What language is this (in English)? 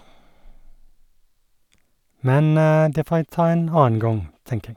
Norwegian